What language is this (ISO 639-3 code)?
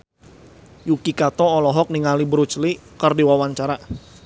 sun